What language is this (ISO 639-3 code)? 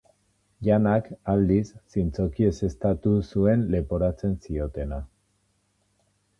eus